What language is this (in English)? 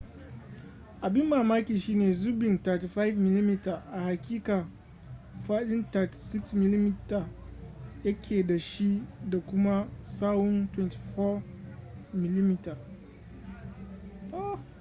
Hausa